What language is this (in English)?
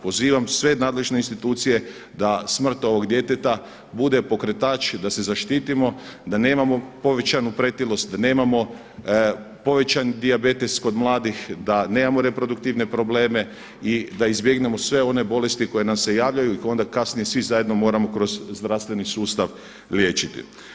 Croatian